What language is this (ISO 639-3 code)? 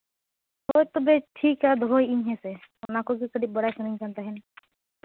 sat